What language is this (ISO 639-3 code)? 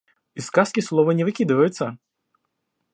rus